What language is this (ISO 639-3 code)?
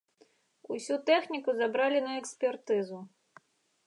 bel